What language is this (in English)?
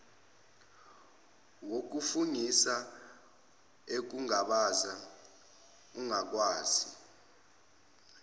Zulu